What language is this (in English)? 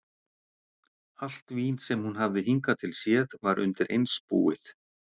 Icelandic